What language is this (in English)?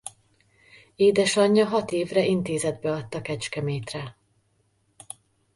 Hungarian